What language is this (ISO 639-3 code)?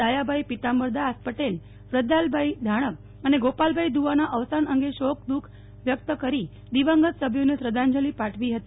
guj